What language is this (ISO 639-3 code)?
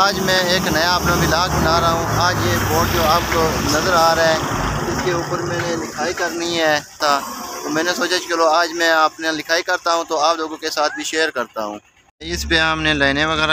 ara